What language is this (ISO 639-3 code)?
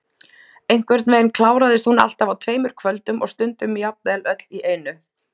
isl